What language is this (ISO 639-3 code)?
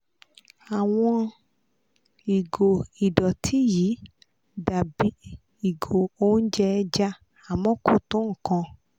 yor